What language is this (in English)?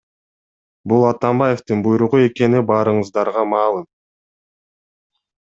Kyrgyz